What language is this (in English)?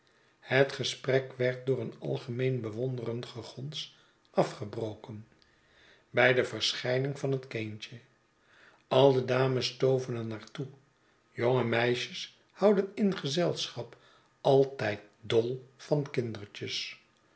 Dutch